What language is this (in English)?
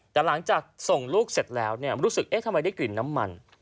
Thai